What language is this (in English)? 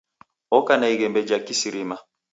Taita